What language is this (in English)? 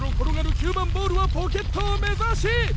Japanese